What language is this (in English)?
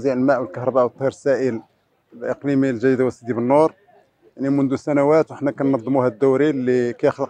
Arabic